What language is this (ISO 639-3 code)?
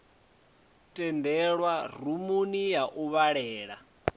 ven